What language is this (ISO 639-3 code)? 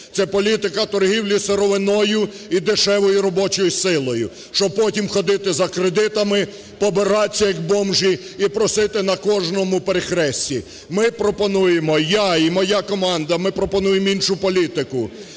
ukr